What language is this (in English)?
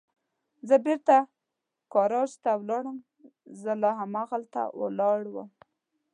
Pashto